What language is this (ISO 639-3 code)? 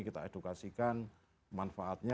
ind